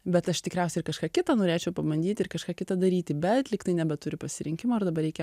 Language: Lithuanian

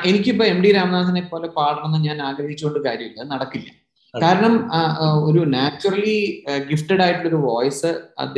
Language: Malayalam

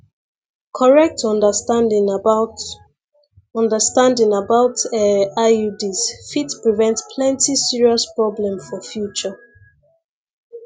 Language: Nigerian Pidgin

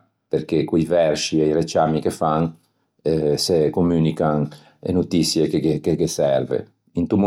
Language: Ligurian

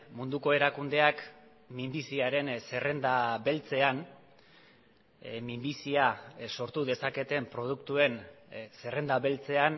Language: Basque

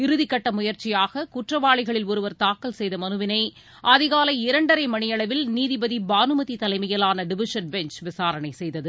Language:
Tamil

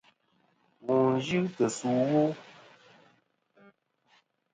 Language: Kom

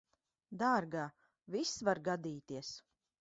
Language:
Latvian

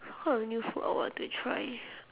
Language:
English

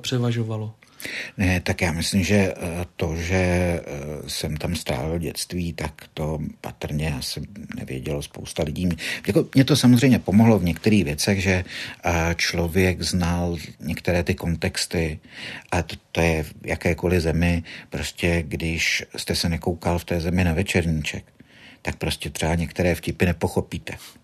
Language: Czech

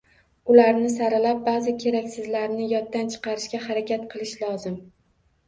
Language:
Uzbek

